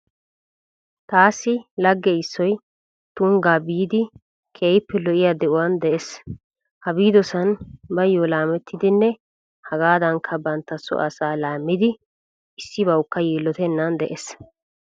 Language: Wolaytta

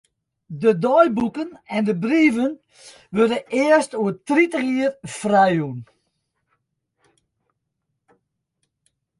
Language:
Western Frisian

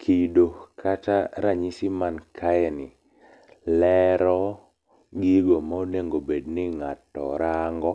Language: Luo (Kenya and Tanzania)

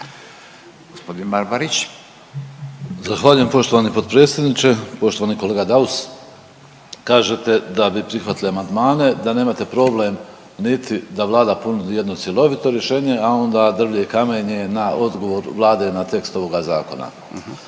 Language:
Croatian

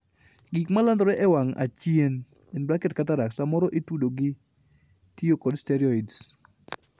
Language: Luo (Kenya and Tanzania)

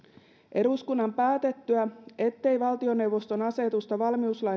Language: Finnish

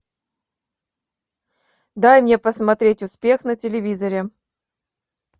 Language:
Russian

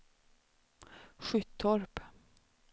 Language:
Swedish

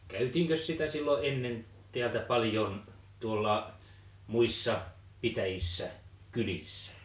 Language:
Finnish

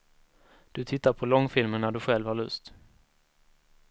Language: Swedish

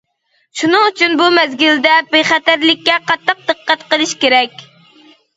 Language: Uyghur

